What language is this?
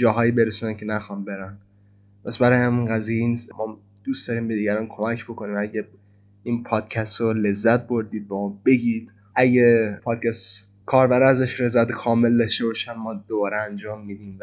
Persian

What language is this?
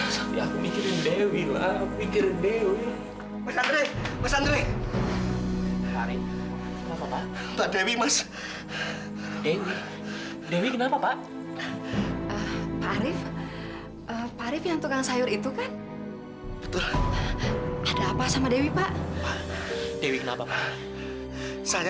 Indonesian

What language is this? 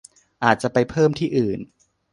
Thai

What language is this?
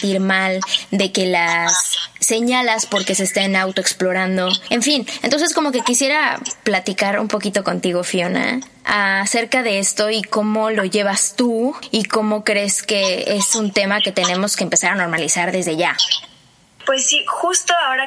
Spanish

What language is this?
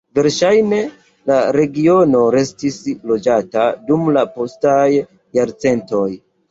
Esperanto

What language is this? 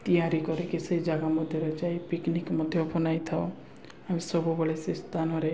Odia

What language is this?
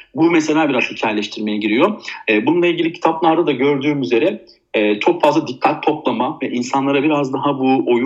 Turkish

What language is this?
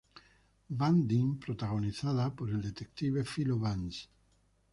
Spanish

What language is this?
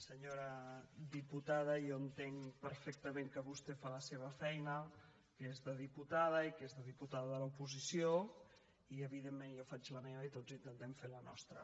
Catalan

